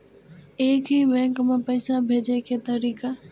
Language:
Maithili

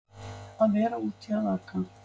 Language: Icelandic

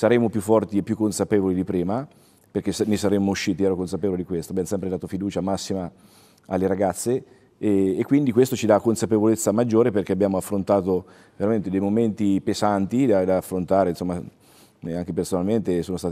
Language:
Italian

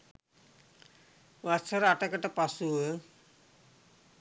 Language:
Sinhala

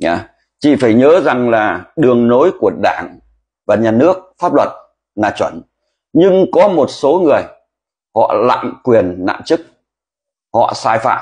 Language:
Vietnamese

